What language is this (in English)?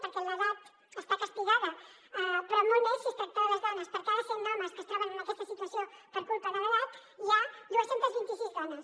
Catalan